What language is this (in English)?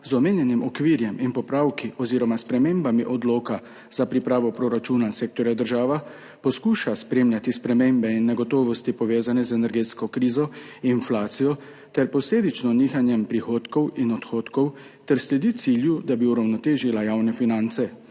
Slovenian